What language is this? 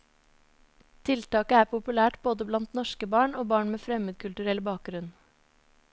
Norwegian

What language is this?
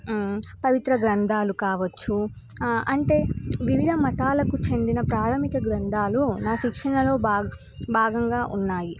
Telugu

